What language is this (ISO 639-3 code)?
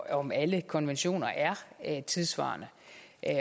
dan